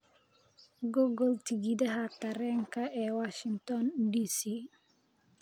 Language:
Somali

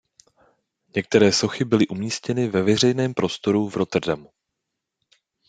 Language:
Czech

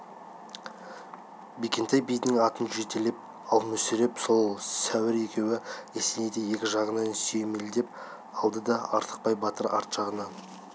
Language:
Kazakh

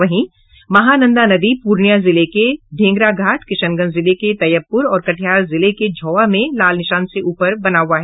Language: Hindi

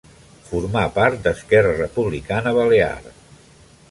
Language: Catalan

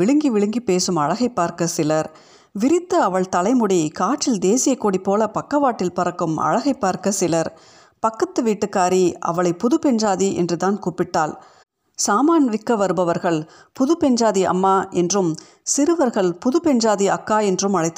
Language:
Tamil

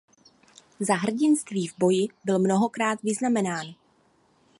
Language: Czech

